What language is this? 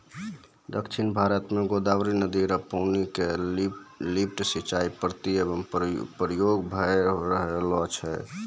Maithili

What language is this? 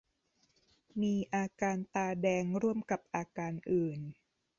Thai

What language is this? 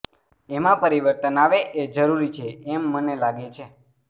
Gujarati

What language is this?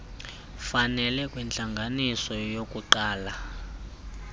Xhosa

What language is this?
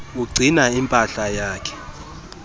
Xhosa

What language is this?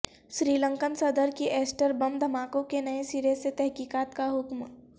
Urdu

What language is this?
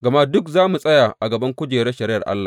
Hausa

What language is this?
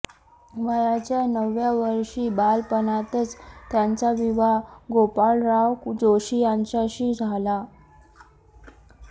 Marathi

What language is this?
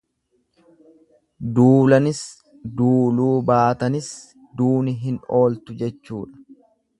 Oromo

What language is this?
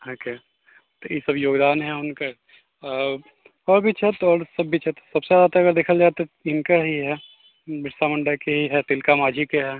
Maithili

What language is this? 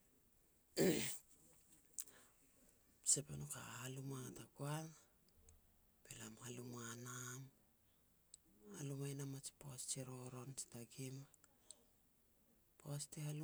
Petats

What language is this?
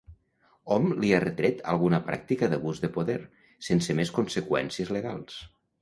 Catalan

